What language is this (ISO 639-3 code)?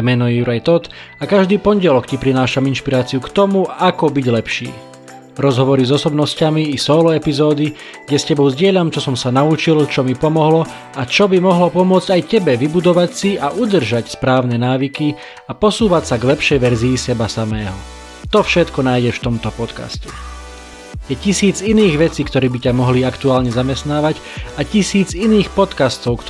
slk